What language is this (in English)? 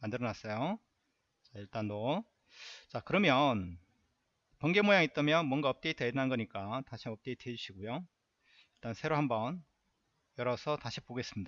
Korean